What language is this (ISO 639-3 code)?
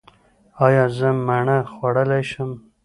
pus